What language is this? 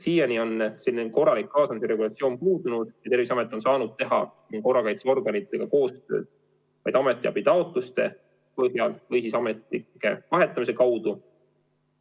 Estonian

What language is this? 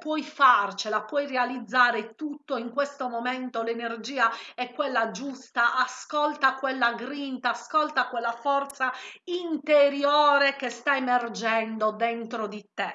Italian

